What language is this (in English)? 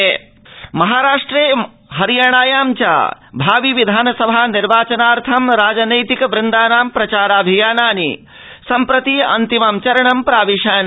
Sanskrit